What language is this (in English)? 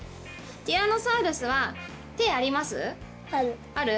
Japanese